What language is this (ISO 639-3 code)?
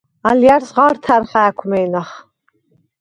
sva